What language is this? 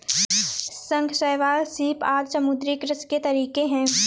Hindi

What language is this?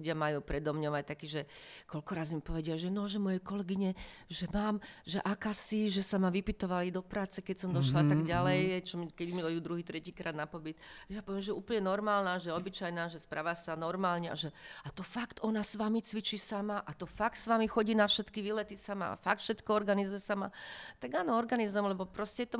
Slovak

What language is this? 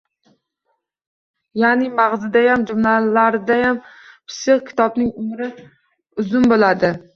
Uzbek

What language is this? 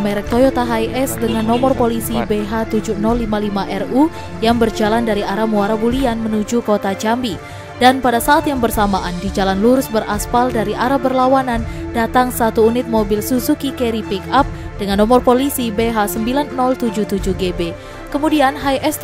Indonesian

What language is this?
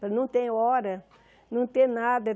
Portuguese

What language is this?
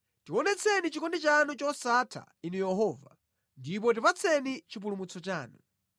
Nyanja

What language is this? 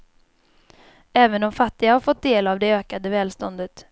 Swedish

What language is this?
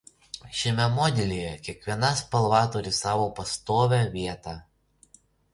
Lithuanian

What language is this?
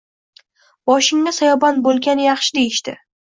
Uzbek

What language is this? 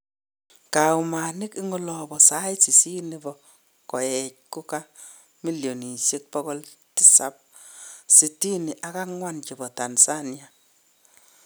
Kalenjin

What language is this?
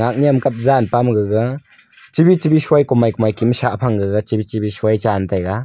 Wancho Naga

